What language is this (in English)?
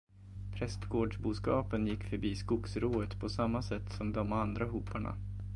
Swedish